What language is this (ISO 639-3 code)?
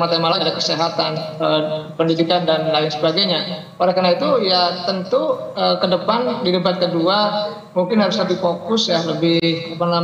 ind